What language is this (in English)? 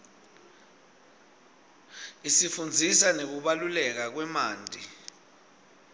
Swati